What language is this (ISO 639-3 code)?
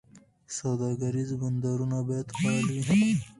pus